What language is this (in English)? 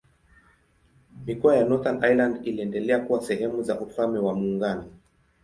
Swahili